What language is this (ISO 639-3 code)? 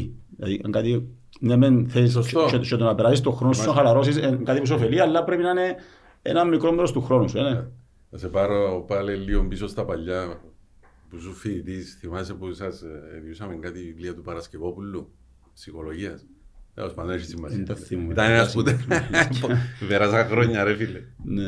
ell